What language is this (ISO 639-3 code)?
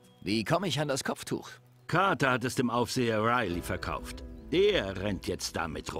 deu